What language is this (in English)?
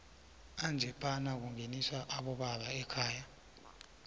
South Ndebele